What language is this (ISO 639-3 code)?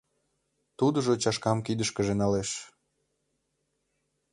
chm